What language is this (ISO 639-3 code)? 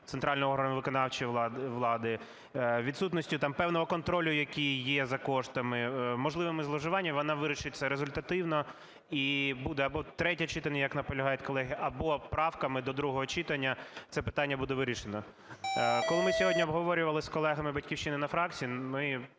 ukr